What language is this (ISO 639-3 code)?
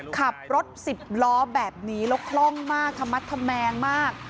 tha